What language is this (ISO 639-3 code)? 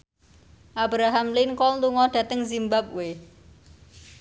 jav